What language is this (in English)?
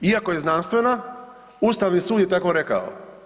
Croatian